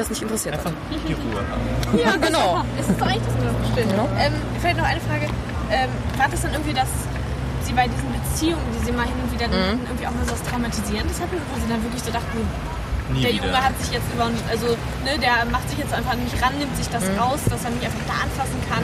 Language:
German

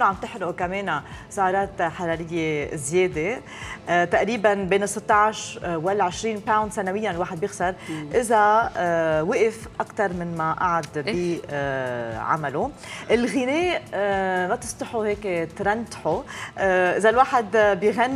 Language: Arabic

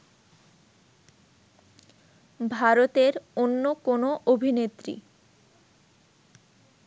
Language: Bangla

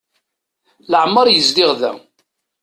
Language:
Kabyle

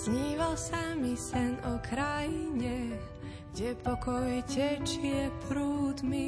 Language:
Slovak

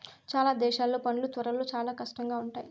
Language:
Telugu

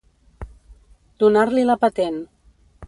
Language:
Catalan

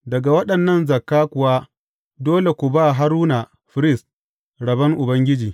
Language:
Hausa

